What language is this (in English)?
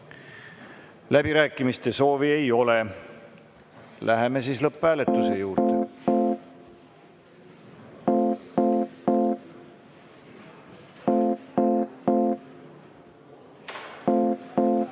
Estonian